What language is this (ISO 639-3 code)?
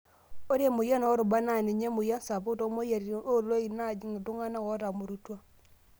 mas